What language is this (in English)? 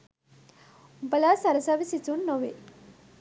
Sinhala